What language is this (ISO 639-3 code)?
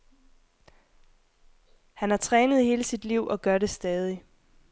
dan